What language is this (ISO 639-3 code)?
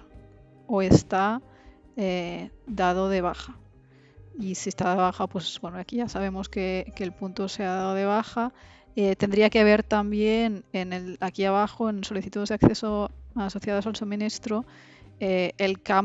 spa